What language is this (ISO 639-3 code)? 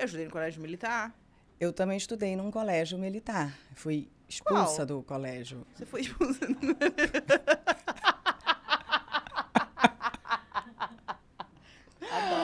por